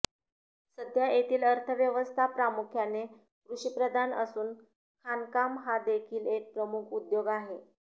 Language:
Marathi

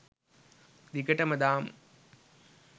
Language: Sinhala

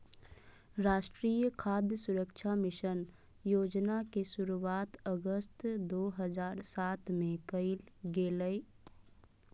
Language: Magahi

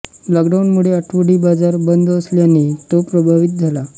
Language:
Marathi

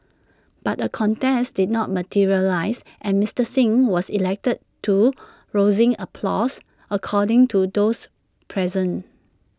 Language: English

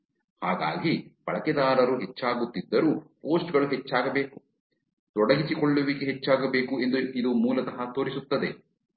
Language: Kannada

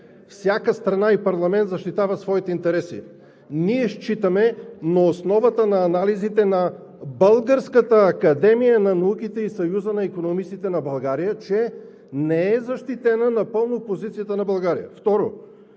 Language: Bulgarian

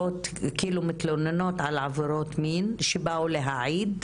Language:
Hebrew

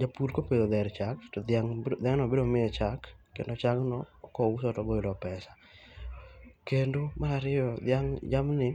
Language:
Luo (Kenya and Tanzania)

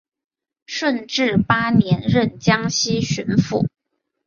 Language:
Chinese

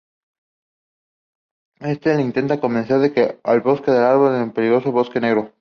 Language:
Spanish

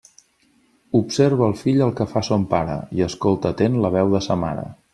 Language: Catalan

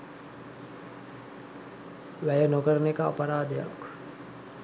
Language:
Sinhala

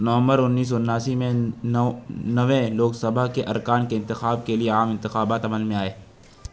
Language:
Urdu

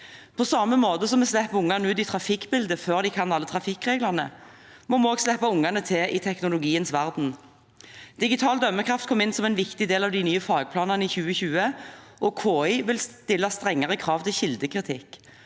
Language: Norwegian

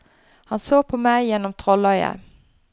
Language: Norwegian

